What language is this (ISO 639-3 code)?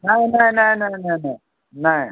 mai